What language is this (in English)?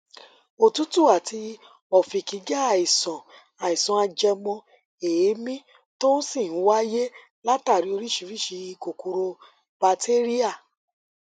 Yoruba